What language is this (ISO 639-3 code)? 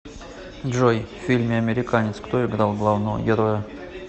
rus